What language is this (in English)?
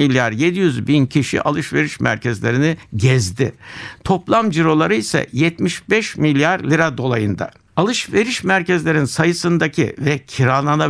Turkish